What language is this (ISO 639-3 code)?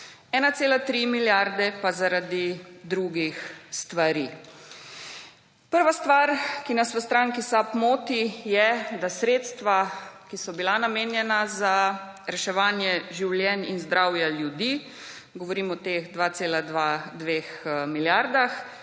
slv